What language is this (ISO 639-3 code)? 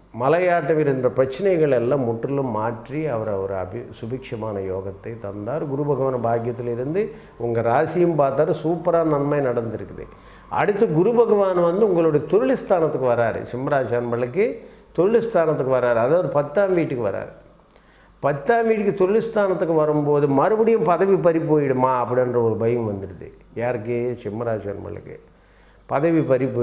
kor